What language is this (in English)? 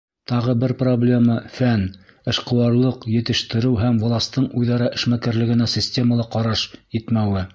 Bashkir